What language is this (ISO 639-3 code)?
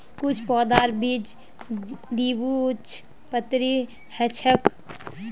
mag